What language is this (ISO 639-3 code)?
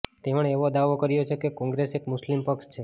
guj